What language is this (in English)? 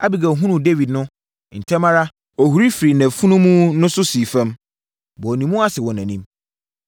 Akan